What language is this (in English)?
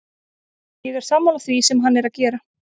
Icelandic